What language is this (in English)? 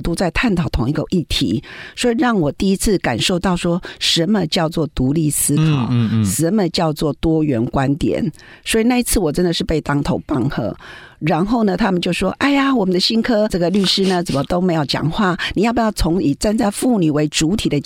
Chinese